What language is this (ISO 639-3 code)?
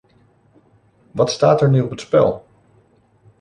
nld